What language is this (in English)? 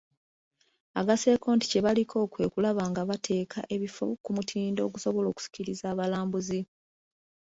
Ganda